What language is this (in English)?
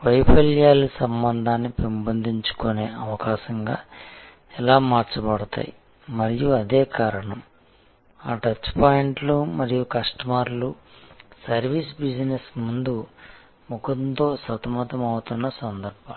Telugu